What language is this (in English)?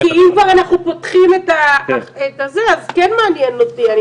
Hebrew